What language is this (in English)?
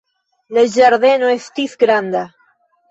Esperanto